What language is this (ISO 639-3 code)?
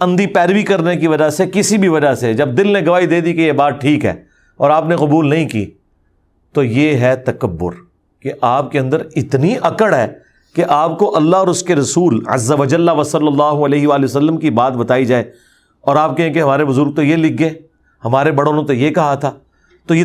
urd